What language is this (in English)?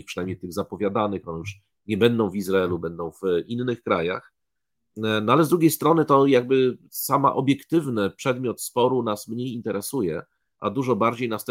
Polish